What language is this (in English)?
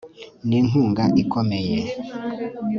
Kinyarwanda